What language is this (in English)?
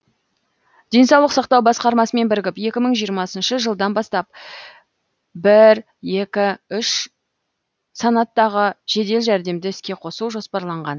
Kazakh